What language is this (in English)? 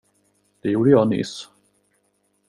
Swedish